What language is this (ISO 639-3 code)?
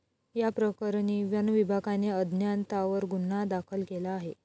mar